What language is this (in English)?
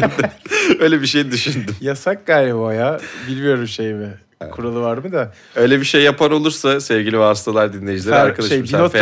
Turkish